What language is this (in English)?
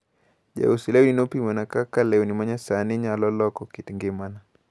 Luo (Kenya and Tanzania)